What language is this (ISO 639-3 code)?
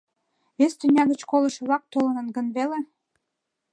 chm